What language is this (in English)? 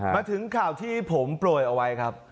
Thai